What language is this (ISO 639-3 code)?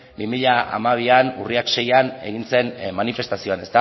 eus